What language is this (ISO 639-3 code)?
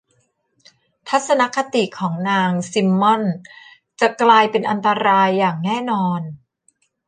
tha